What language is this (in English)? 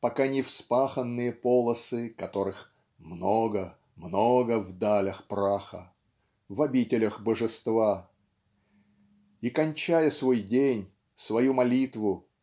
Russian